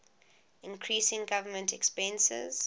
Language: English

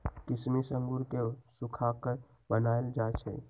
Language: Magahi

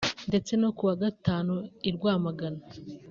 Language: Kinyarwanda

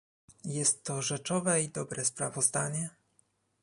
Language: Polish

